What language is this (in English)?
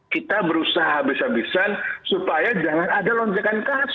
Indonesian